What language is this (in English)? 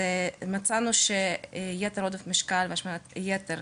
Hebrew